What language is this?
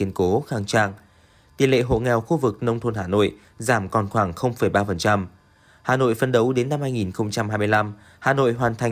Vietnamese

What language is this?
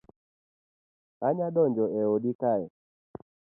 Luo (Kenya and Tanzania)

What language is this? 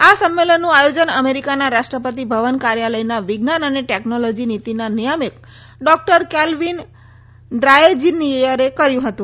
Gujarati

